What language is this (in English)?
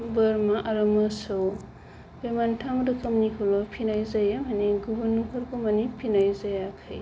Bodo